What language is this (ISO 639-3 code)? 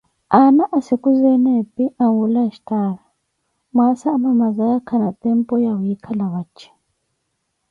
eko